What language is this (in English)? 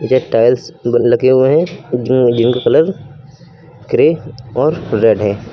Hindi